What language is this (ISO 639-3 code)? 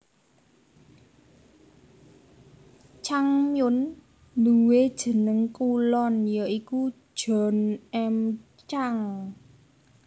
jav